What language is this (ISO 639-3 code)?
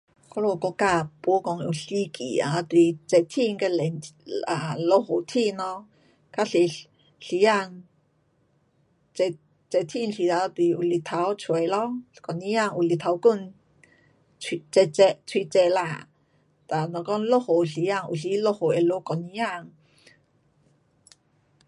cpx